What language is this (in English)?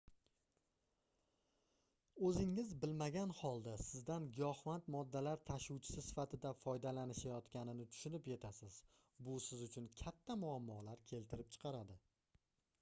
Uzbek